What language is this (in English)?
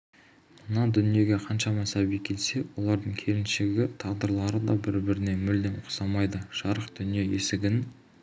Kazakh